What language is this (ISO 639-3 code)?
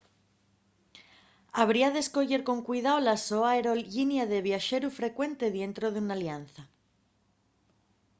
ast